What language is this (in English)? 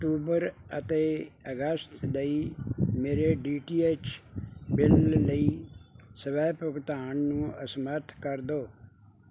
Punjabi